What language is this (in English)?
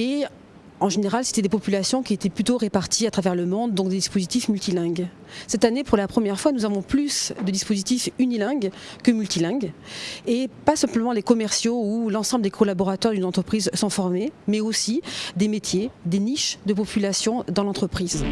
French